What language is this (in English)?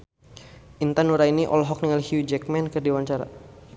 Sundanese